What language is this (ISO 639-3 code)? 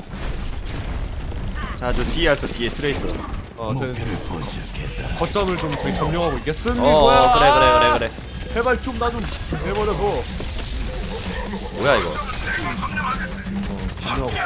kor